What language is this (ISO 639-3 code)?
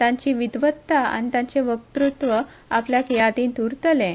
kok